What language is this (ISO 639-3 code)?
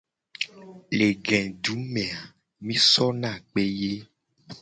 gej